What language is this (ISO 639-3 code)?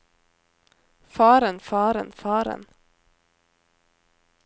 nor